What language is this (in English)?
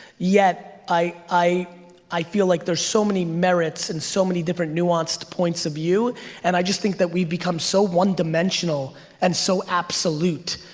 English